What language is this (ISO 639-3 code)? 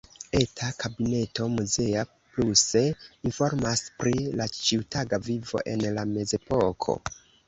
epo